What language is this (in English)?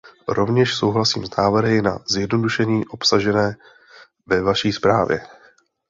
Czech